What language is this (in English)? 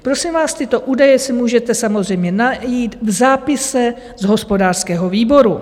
Czech